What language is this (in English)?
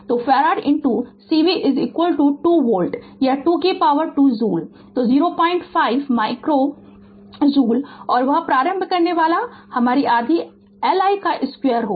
Hindi